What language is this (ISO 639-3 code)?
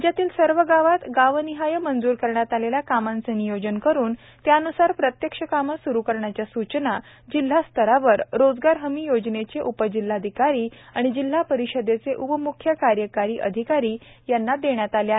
mar